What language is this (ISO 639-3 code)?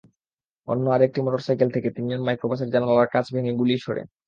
ben